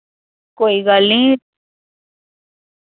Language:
Dogri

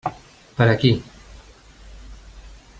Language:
Catalan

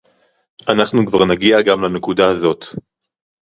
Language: Hebrew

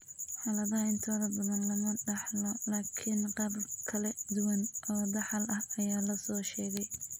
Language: Somali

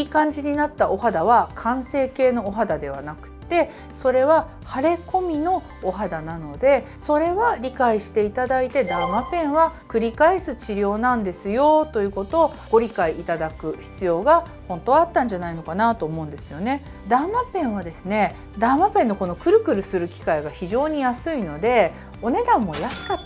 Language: Japanese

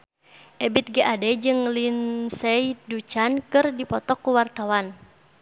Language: Sundanese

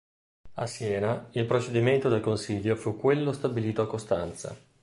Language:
Italian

